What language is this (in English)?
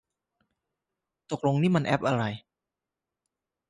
Thai